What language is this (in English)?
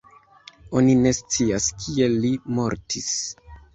Esperanto